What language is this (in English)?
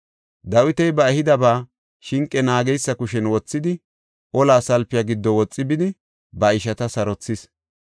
Gofa